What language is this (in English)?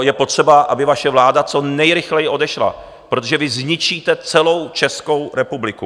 Czech